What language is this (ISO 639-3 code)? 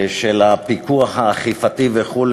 heb